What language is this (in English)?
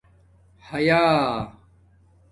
Domaaki